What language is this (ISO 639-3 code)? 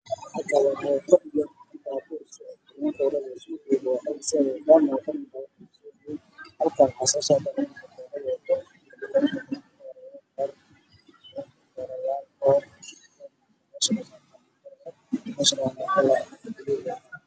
som